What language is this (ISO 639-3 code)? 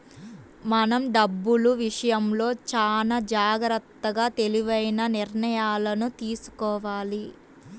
tel